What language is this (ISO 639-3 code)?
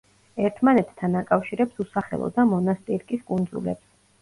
kat